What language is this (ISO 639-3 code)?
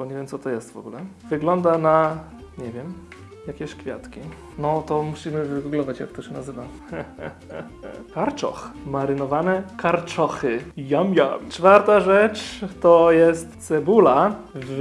pol